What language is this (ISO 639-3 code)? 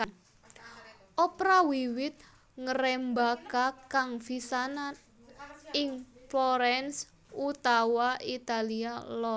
jav